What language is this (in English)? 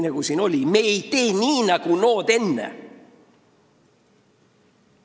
Estonian